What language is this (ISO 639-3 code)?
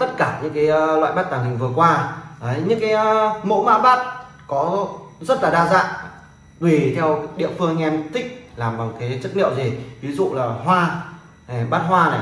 vie